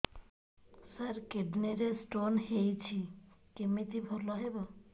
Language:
Odia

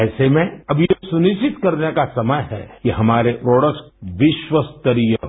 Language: Hindi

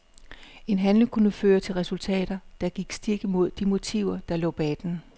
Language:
Danish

